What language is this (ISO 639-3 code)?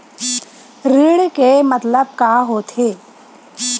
hne